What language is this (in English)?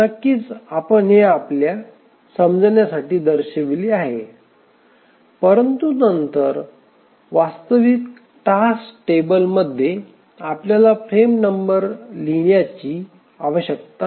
Marathi